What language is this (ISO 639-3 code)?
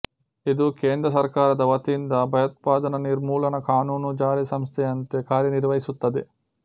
kan